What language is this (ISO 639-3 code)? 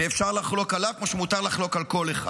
heb